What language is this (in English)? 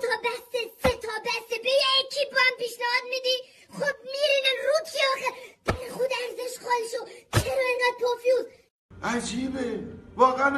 Persian